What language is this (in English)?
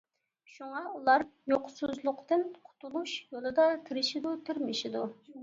Uyghur